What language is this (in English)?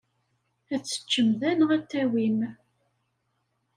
Kabyle